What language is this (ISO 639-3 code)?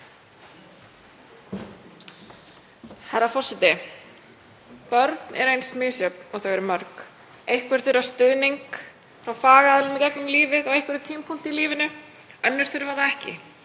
isl